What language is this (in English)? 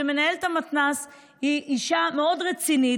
Hebrew